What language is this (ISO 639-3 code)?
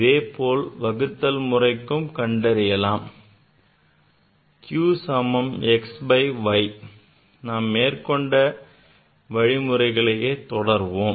tam